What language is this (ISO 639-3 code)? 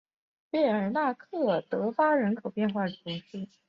zho